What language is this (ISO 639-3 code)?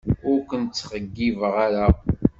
kab